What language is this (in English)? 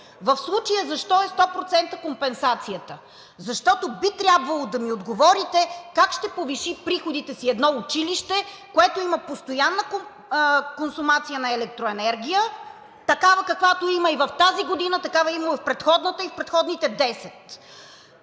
Bulgarian